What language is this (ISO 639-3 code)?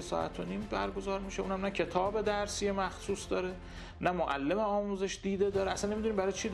fas